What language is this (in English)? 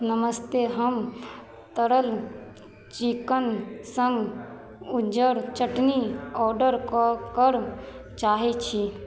Maithili